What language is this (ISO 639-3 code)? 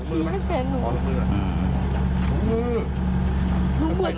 tha